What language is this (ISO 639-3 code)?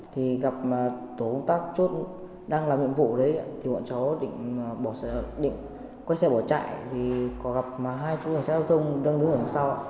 vie